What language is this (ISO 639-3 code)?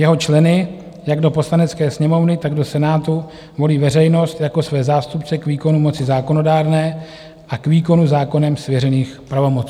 ces